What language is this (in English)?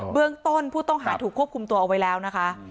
Thai